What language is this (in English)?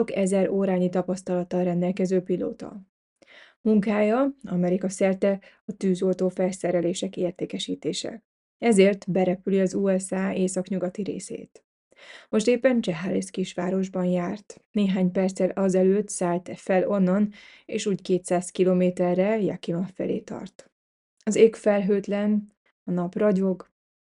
Hungarian